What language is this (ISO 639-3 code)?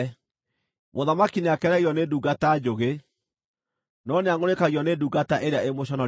kik